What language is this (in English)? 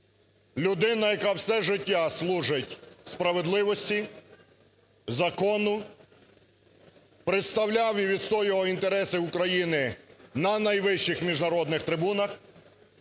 Ukrainian